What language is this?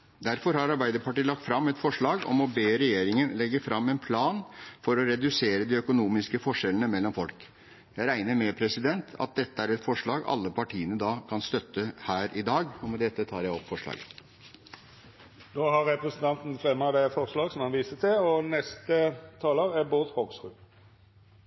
Norwegian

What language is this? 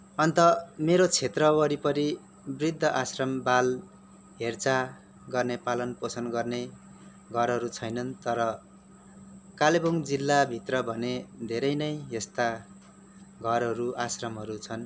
Nepali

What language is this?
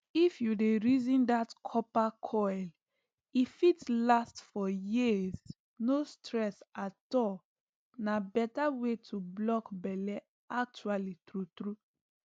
Nigerian Pidgin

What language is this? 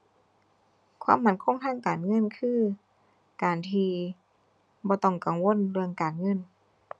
Thai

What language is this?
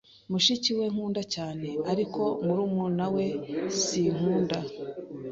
Kinyarwanda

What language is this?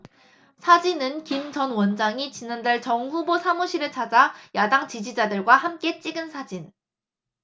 Korean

